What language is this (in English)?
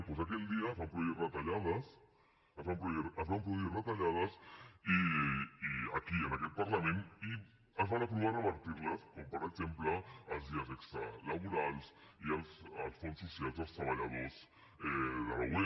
Catalan